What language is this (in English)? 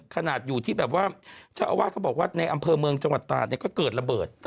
Thai